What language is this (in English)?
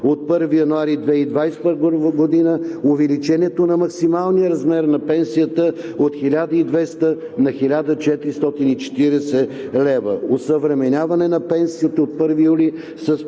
Bulgarian